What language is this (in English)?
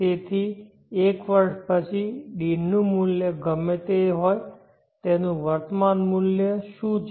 Gujarati